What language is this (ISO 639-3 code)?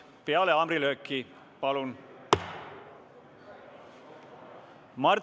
est